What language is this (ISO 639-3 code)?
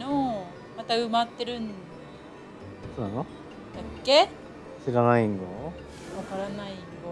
jpn